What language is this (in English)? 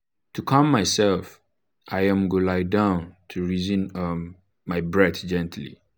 Nigerian Pidgin